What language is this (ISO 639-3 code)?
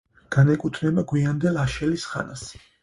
kat